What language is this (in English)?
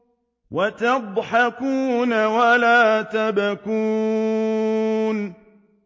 Arabic